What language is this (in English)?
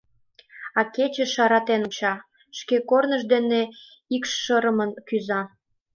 Mari